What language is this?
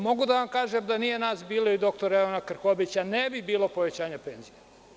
Serbian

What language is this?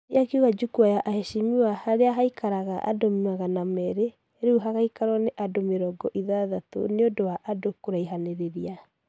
Kikuyu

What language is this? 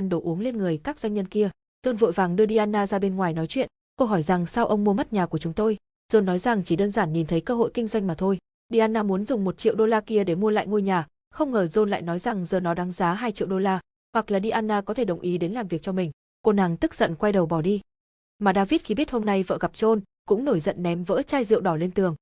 Vietnamese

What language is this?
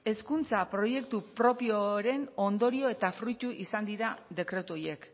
Basque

